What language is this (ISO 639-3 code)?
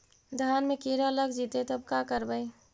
mag